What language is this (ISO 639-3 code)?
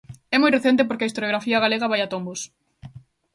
glg